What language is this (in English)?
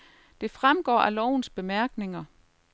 Danish